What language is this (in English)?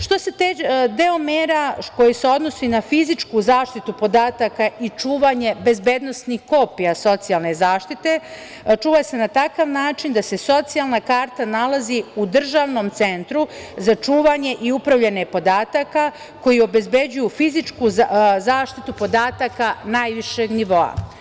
Serbian